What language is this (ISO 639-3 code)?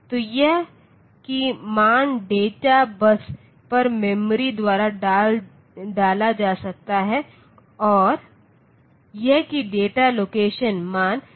hin